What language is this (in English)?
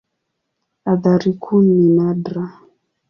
Swahili